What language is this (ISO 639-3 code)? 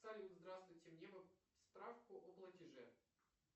rus